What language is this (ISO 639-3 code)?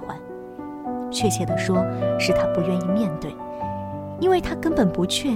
zho